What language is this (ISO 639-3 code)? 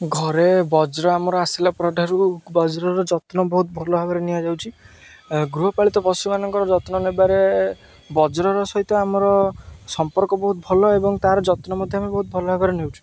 ori